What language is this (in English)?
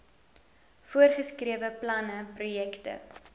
Afrikaans